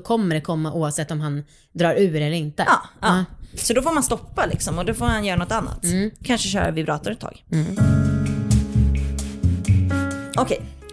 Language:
Swedish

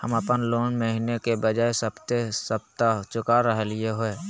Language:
Magahi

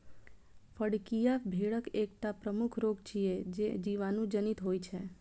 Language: Maithili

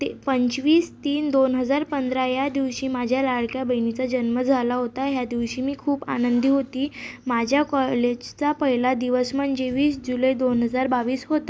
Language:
Marathi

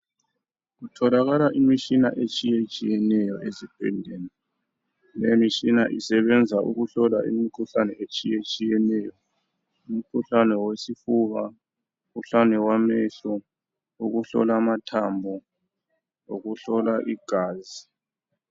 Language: North Ndebele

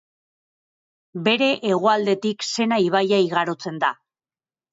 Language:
Basque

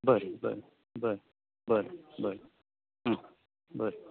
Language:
Konkani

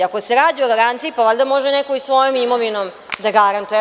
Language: Serbian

